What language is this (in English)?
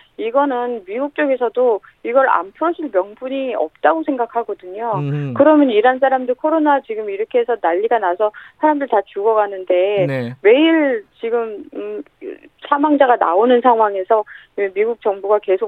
Korean